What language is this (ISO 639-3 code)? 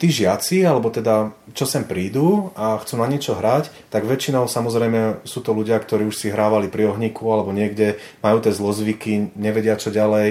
ces